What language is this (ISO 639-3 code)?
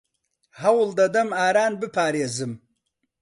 ckb